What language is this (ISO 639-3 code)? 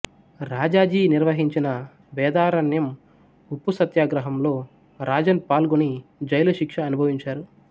tel